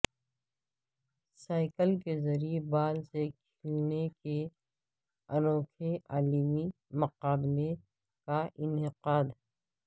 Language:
Urdu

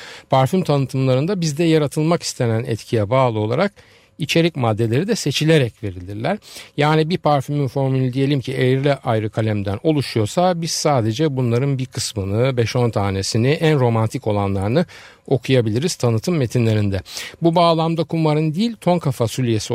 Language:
Turkish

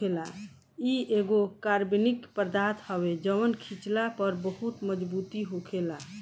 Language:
Bhojpuri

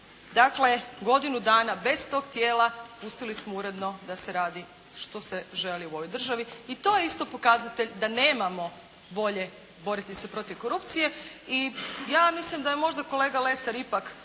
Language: Croatian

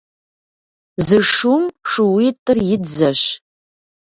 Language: Kabardian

